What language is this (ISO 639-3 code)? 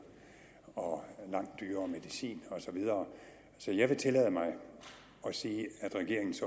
dan